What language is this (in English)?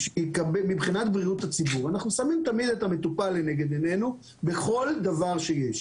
Hebrew